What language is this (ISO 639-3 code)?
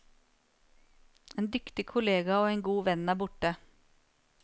nor